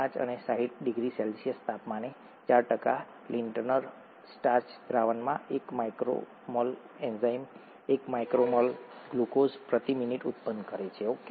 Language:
Gujarati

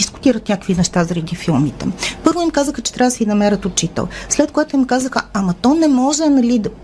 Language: Bulgarian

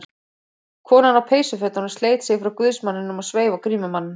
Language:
Icelandic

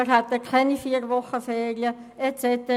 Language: Swiss German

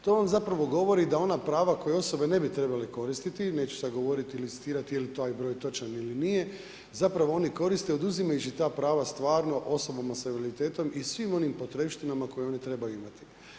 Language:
Croatian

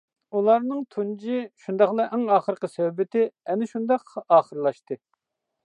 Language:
Uyghur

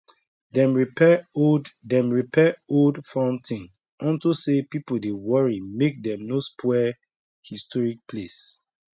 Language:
Nigerian Pidgin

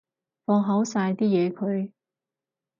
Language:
Cantonese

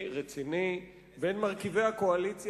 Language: Hebrew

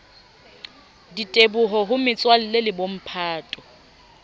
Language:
Southern Sotho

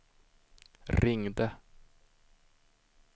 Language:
Swedish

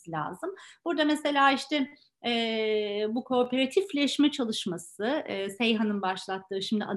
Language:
Turkish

